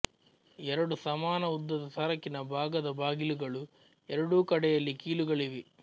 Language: Kannada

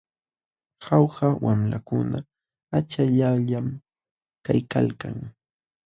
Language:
Jauja Wanca Quechua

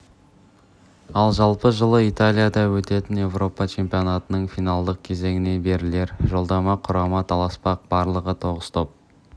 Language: Kazakh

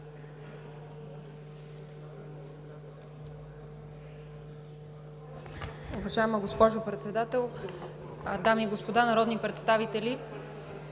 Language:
Bulgarian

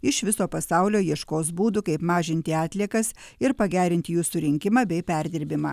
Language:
Lithuanian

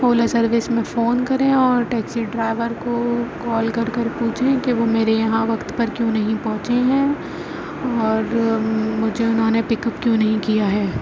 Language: Urdu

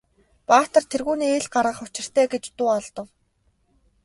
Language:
Mongolian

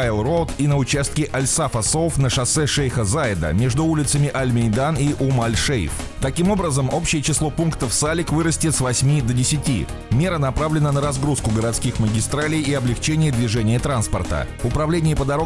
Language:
Russian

